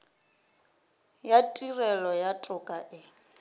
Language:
Northern Sotho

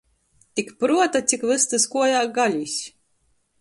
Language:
Latgalian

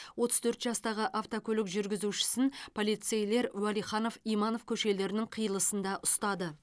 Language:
Kazakh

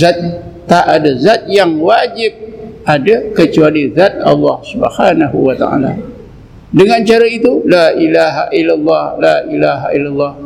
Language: Malay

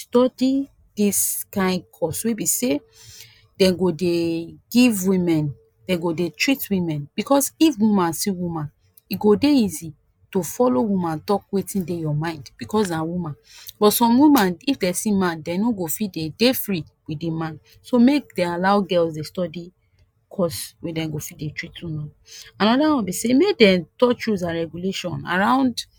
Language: Nigerian Pidgin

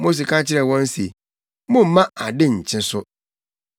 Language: Akan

